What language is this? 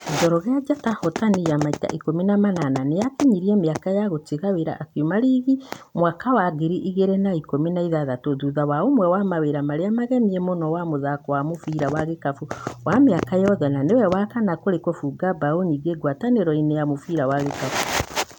Kikuyu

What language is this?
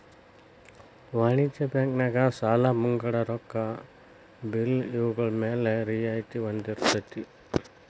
Kannada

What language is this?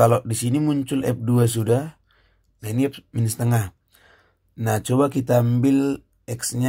Indonesian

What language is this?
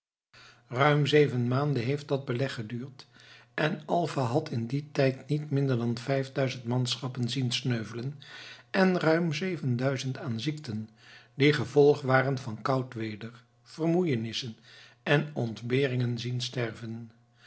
Dutch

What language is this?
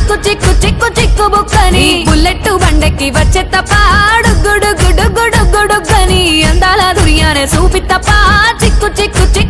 Hindi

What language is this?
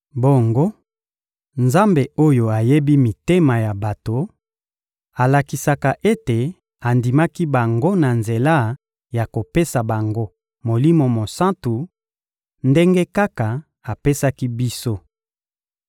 Lingala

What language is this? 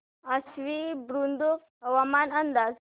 Marathi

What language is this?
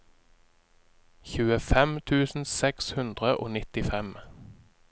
Norwegian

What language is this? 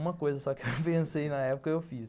Portuguese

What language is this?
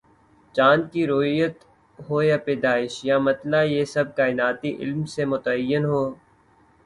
Urdu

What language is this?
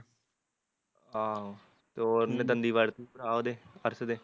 Punjabi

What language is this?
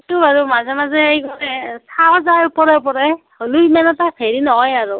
Assamese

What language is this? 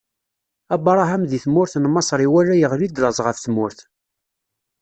Kabyle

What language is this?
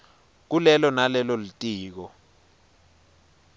Swati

